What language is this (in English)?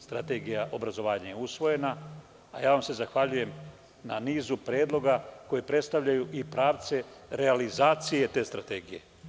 Serbian